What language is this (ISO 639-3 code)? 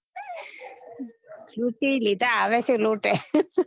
guj